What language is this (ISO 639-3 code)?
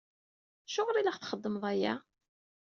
kab